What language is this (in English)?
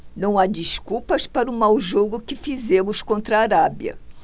Portuguese